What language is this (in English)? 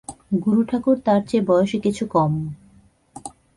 Bangla